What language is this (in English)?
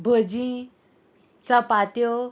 Konkani